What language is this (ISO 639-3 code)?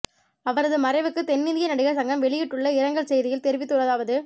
tam